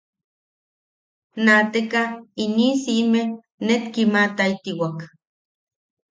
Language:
Yaqui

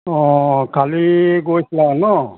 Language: Assamese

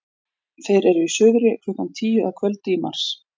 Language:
Icelandic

